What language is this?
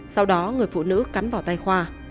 Vietnamese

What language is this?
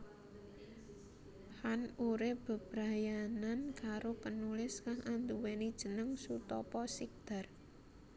Javanese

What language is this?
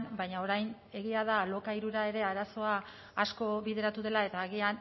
Basque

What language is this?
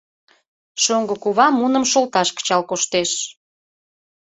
Mari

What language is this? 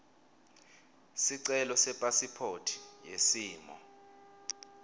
Swati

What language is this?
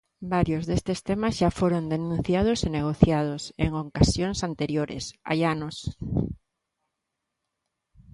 Galician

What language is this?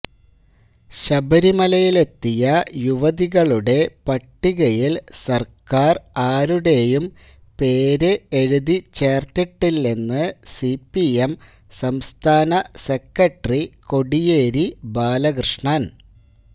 Malayalam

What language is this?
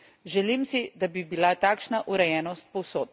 Slovenian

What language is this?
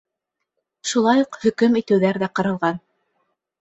Bashkir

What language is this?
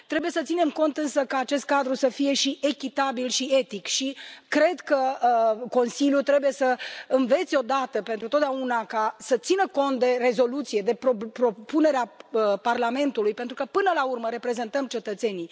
Romanian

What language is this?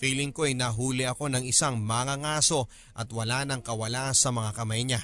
Filipino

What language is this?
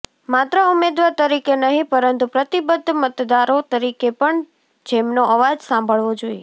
Gujarati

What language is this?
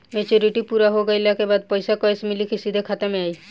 Bhojpuri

